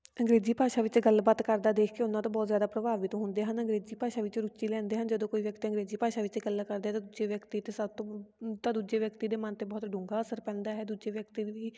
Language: Punjabi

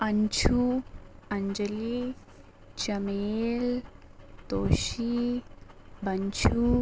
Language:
Dogri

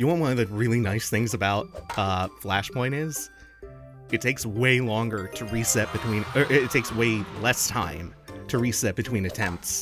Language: English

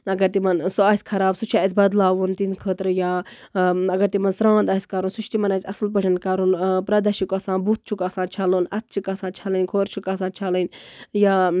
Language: Kashmiri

